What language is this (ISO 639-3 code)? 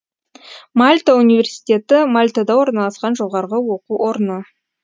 kaz